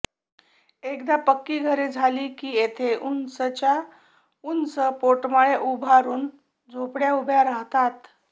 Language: Marathi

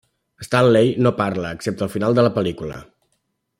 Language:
Catalan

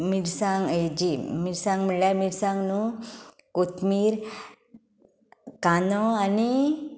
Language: Konkani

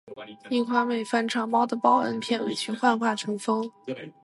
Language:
Chinese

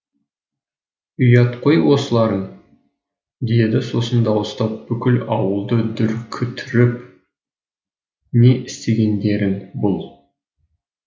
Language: Kazakh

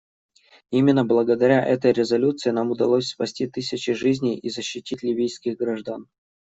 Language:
Russian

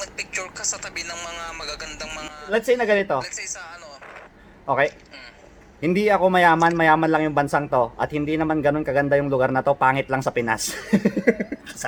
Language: Filipino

